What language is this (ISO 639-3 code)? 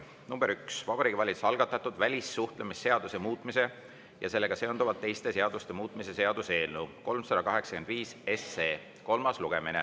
est